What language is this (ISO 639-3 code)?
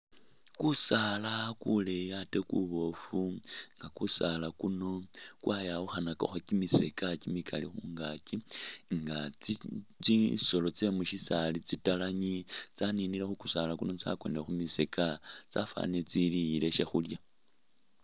myx